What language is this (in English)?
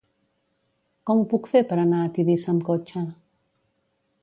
Catalan